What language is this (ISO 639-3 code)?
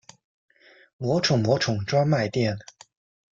zho